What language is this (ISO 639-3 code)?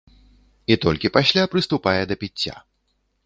bel